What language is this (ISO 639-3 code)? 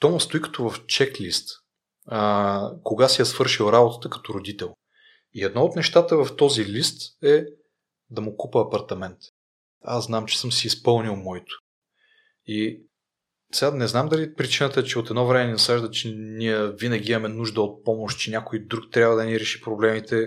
bul